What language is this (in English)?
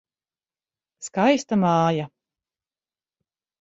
Latvian